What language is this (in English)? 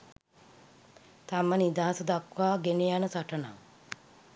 Sinhala